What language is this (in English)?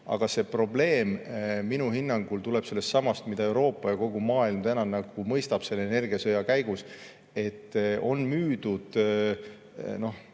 Estonian